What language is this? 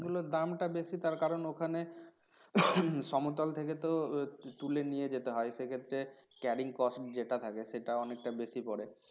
Bangla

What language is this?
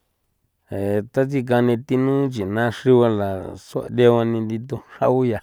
San Felipe Otlaltepec Popoloca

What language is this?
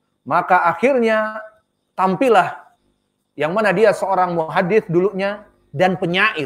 Indonesian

